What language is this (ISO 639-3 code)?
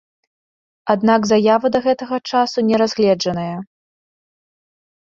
bel